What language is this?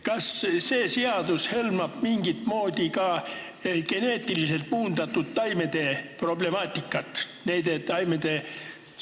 Estonian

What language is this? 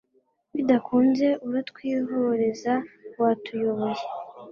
Kinyarwanda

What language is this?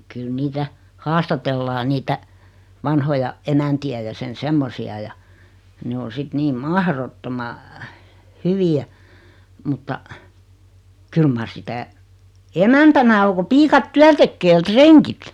Finnish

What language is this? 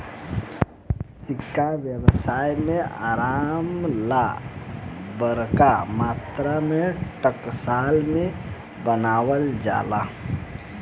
Bhojpuri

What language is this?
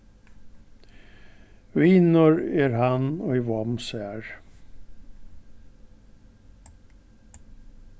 Faroese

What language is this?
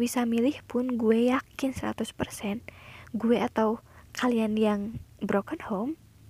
Indonesian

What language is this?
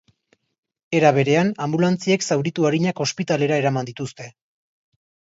Basque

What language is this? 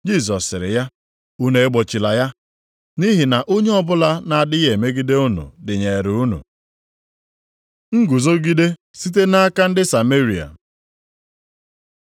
Igbo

